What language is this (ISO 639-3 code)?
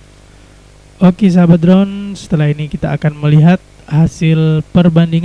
ind